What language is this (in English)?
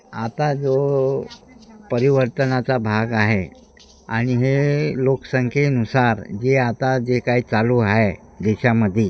Marathi